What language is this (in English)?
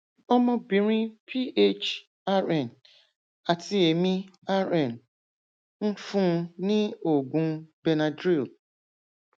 Yoruba